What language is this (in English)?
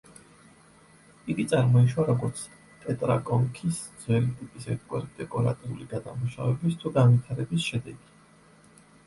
Georgian